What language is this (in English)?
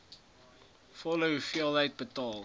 Afrikaans